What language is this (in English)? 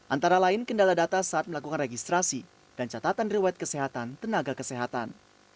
Indonesian